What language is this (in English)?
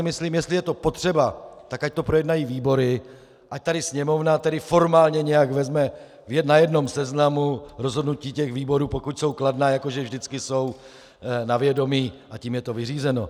Czech